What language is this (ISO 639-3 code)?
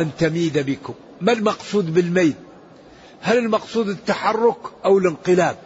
ara